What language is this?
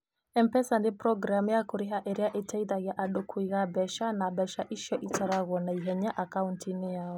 Kikuyu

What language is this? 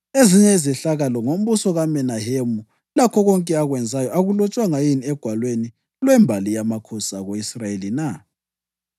North Ndebele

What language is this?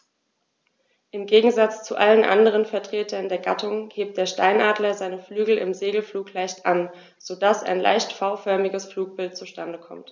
German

